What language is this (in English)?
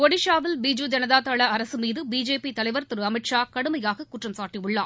Tamil